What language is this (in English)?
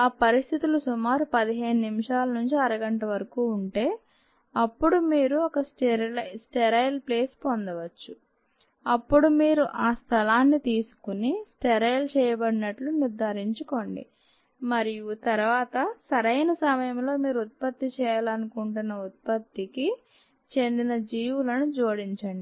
Telugu